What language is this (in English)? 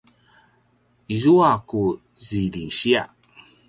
Paiwan